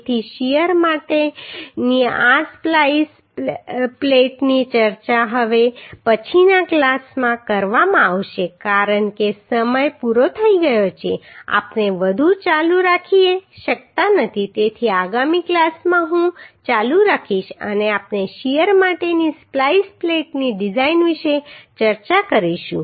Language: Gujarati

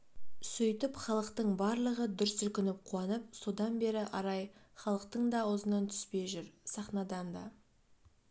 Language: Kazakh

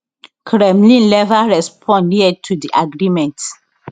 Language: Nigerian Pidgin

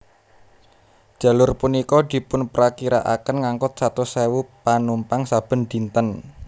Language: Javanese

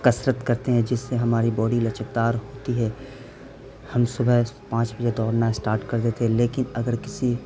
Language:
Urdu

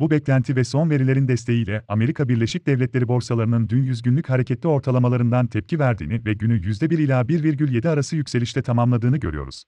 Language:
Turkish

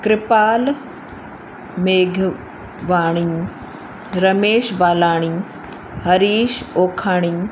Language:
Sindhi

